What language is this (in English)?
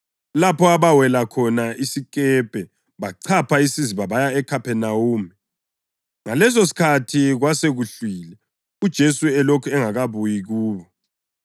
North Ndebele